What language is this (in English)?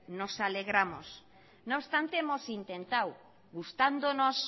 Spanish